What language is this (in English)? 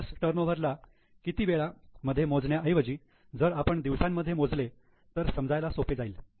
Marathi